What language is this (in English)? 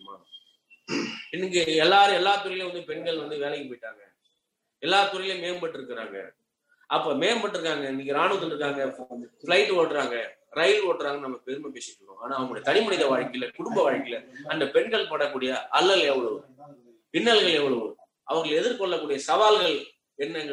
Tamil